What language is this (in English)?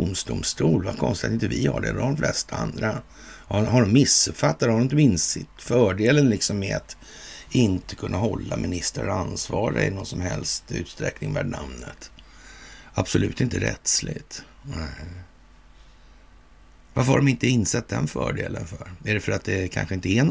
Swedish